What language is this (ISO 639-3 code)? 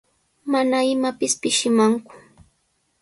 qws